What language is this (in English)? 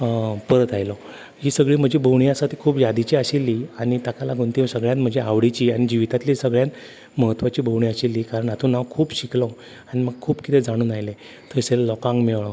Konkani